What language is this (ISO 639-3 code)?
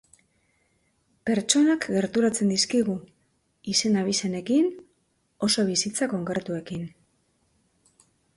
eus